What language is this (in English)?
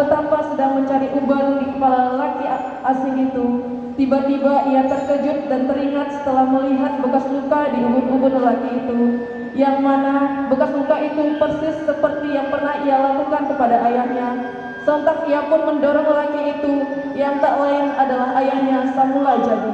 Indonesian